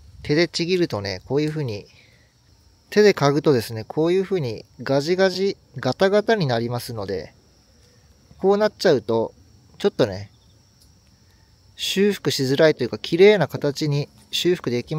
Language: Japanese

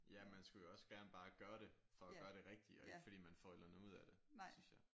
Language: Danish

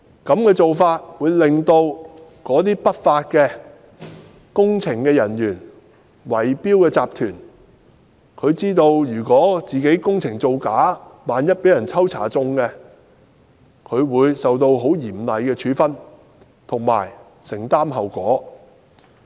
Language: Cantonese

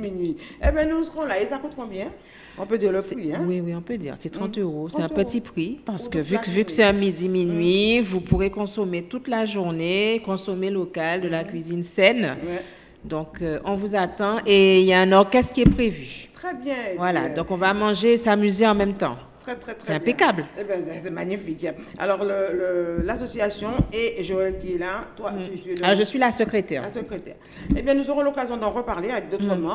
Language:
French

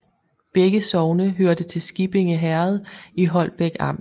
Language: Danish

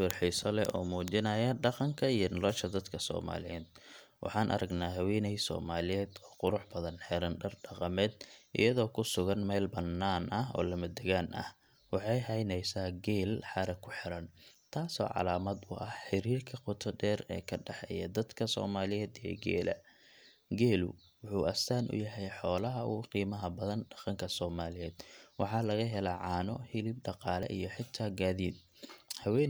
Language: Somali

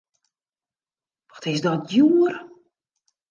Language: Western Frisian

